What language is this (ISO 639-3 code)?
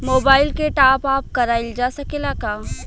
bho